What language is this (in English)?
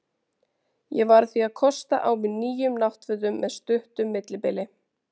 Icelandic